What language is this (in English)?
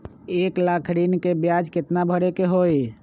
Magahi